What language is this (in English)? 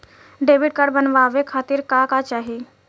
Bhojpuri